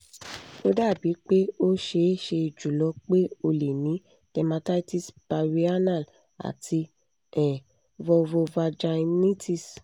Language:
Yoruba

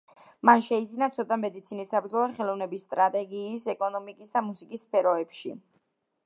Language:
Georgian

